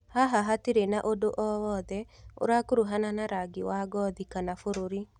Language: Kikuyu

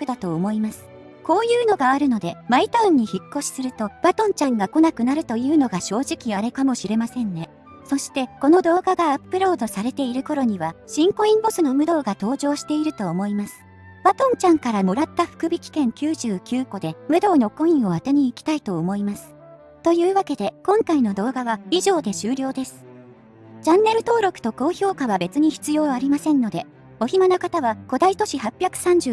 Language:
Japanese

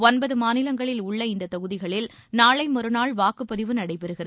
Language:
Tamil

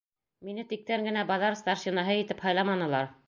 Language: Bashkir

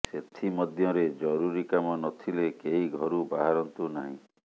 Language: Odia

